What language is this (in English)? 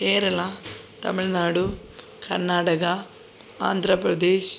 Malayalam